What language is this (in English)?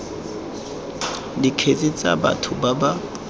Tswana